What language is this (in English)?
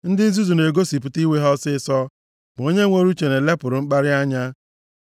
Igbo